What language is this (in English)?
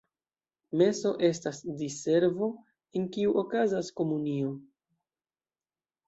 Esperanto